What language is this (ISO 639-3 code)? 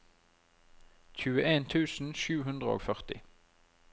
nor